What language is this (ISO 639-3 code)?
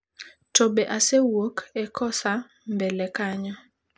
luo